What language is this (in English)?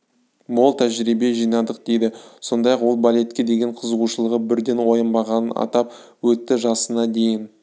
Kazakh